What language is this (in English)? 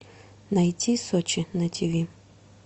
Russian